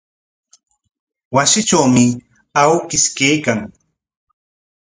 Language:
Corongo Ancash Quechua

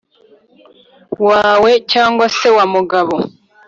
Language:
Kinyarwanda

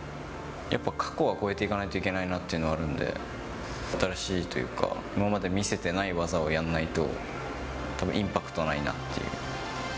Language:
Japanese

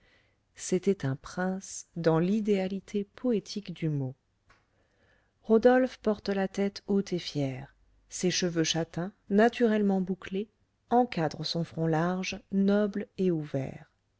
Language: French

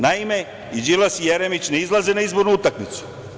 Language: Serbian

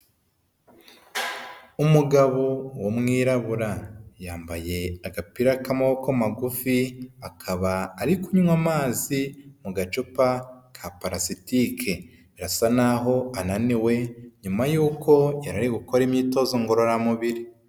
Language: Kinyarwanda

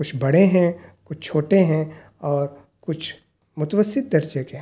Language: Urdu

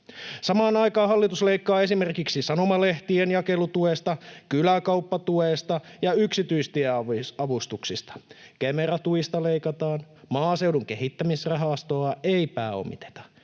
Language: Finnish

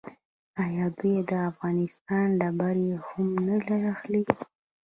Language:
Pashto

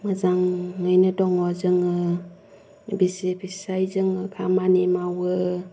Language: Bodo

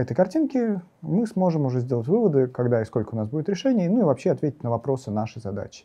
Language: Russian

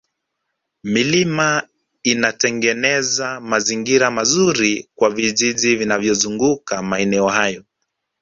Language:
Swahili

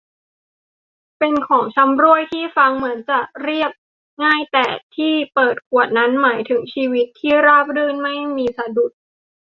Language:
Thai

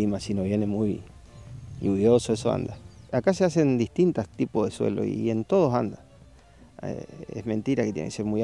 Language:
Spanish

